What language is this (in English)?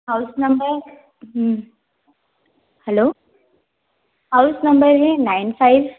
Hindi